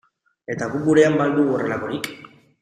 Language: Basque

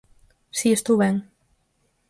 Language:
Galician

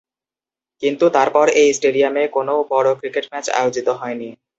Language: Bangla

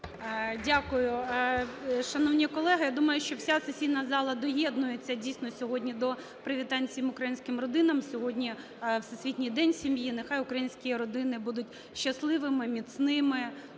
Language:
Ukrainian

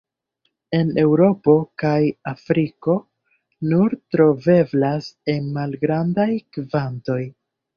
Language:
Esperanto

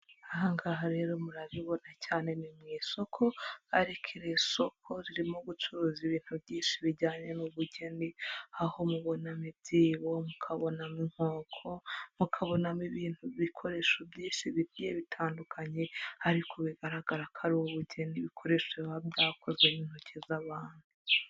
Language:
Kinyarwanda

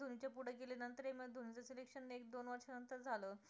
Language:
Marathi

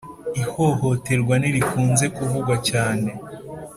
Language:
Kinyarwanda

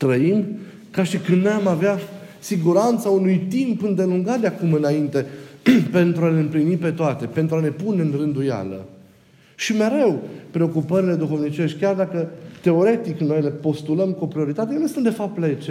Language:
Romanian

